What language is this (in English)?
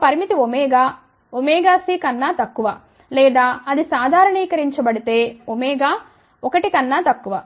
Telugu